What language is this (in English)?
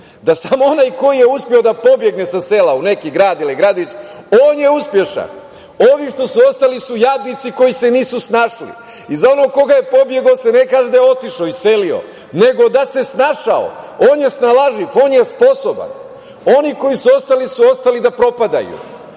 Serbian